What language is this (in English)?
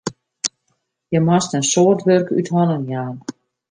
Western Frisian